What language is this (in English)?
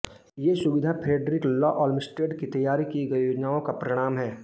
Hindi